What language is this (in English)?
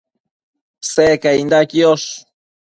Matsés